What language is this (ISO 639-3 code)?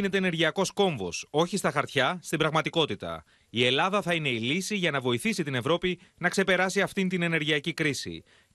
ell